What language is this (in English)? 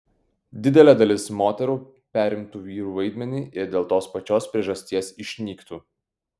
Lithuanian